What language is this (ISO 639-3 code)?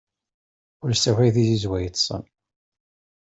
kab